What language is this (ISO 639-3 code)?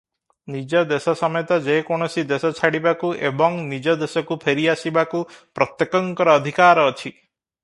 ori